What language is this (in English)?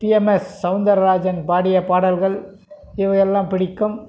Tamil